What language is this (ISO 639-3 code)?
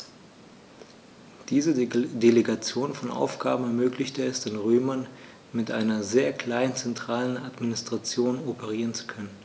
deu